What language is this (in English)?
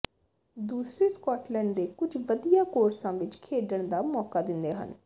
Punjabi